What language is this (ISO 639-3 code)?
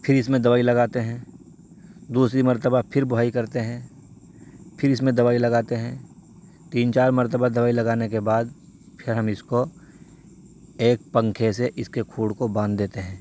urd